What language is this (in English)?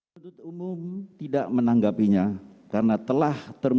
Indonesian